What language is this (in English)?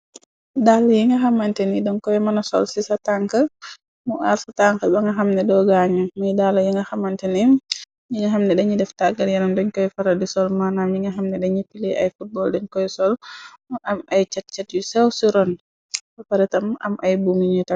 Wolof